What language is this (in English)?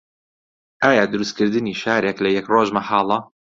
Central Kurdish